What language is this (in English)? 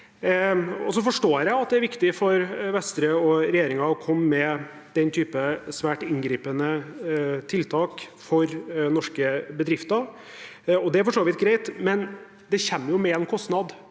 Norwegian